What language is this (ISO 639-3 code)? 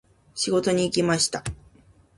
jpn